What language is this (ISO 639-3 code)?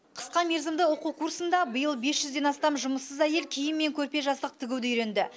kaz